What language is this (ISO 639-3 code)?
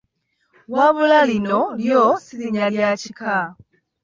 lug